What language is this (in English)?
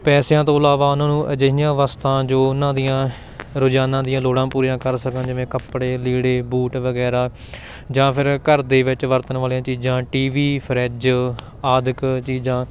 Punjabi